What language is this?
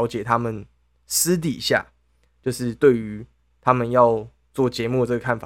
Chinese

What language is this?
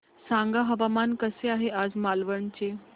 Marathi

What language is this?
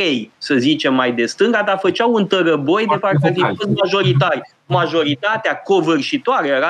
Romanian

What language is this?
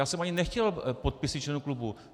Czech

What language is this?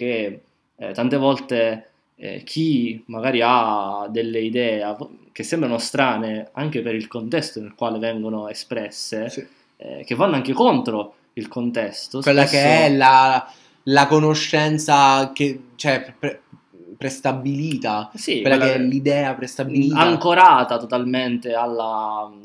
Italian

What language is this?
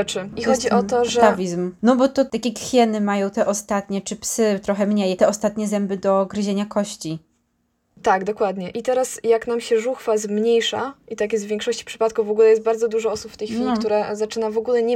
Polish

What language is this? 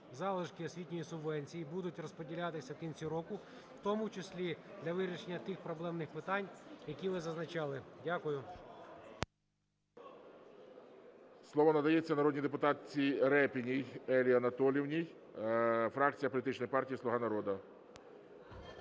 Ukrainian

